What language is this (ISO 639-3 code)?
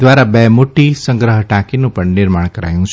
guj